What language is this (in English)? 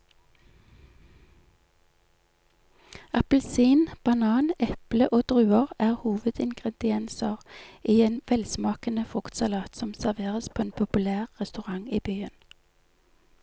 Norwegian